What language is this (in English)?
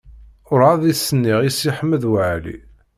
Kabyle